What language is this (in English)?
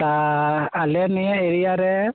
Santali